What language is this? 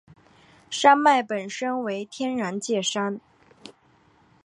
Chinese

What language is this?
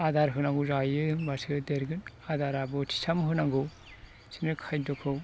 Bodo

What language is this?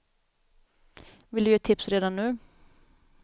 Swedish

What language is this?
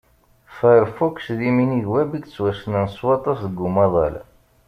Kabyle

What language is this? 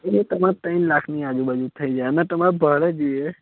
Gujarati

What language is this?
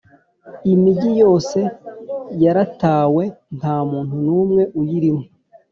Kinyarwanda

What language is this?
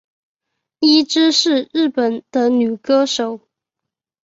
Chinese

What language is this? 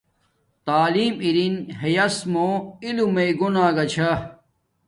Domaaki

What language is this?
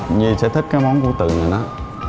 Vietnamese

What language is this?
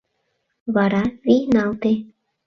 Mari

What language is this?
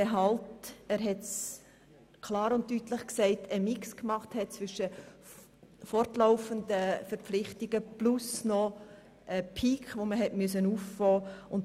Swiss German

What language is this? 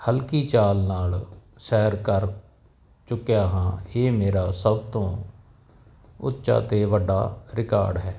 Punjabi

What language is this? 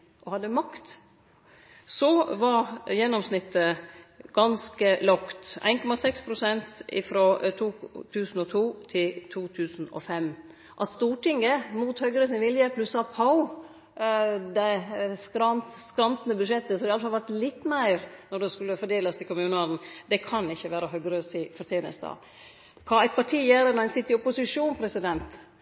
Norwegian Nynorsk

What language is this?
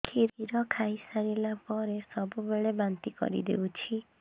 Odia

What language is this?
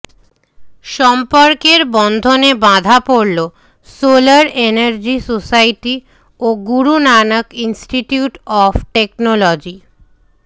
Bangla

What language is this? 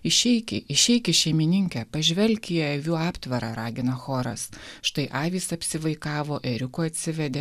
Lithuanian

